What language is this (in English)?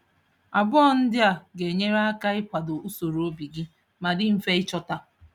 Igbo